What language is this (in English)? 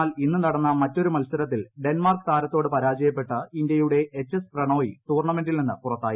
Malayalam